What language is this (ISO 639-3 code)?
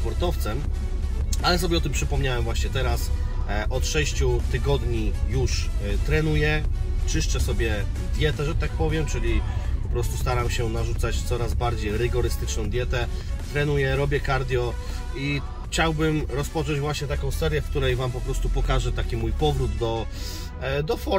pol